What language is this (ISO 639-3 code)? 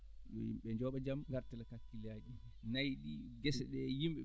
ful